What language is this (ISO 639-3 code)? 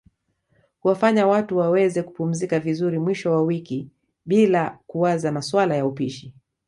swa